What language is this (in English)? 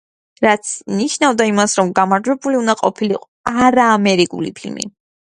Georgian